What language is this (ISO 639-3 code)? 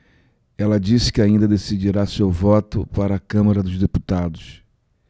por